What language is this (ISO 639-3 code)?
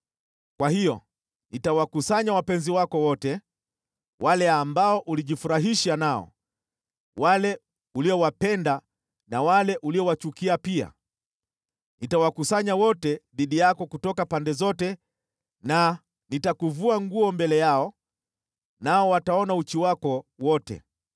swa